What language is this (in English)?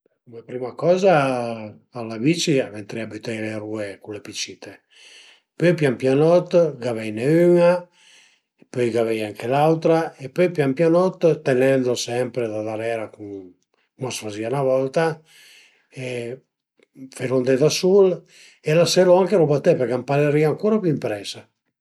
Piedmontese